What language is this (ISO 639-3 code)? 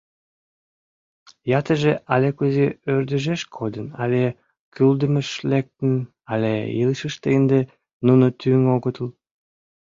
chm